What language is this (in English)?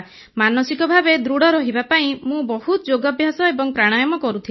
Odia